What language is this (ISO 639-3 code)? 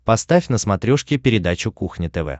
rus